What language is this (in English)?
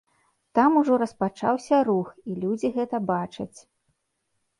Belarusian